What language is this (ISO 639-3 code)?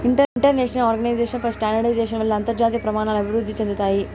tel